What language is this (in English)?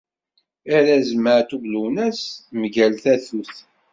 Kabyle